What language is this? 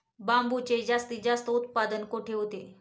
Marathi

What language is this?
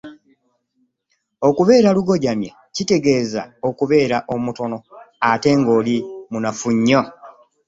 Ganda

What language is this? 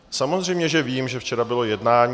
Czech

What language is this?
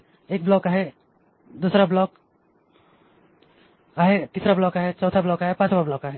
Marathi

